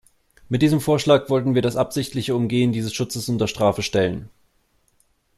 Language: German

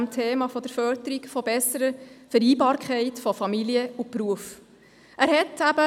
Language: Swiss German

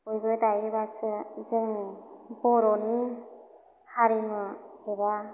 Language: Bodo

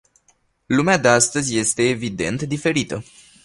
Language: Romanian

